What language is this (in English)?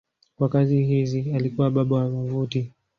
Swahili